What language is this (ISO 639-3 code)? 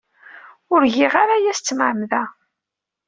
kab